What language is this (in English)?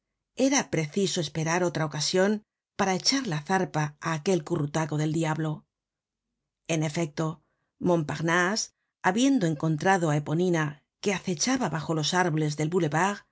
Spanish